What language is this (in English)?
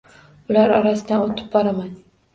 Uzbek